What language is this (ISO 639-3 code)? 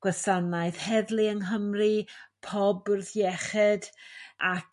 cym